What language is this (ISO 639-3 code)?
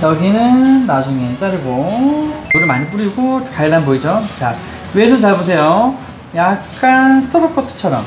kor